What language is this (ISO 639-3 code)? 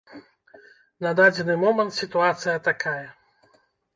bel